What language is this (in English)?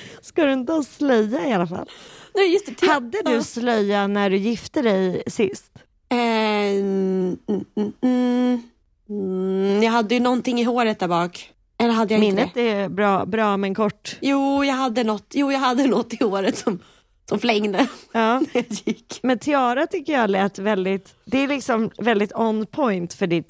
Swedish